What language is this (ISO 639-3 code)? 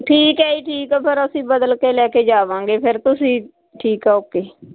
pan